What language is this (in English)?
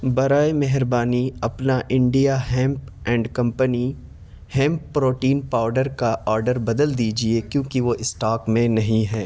Urdu